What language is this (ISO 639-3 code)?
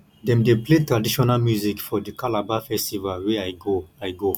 pcm